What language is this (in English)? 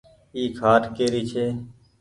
Goaria